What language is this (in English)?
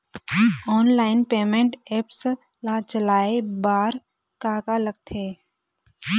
Chhattisgarhi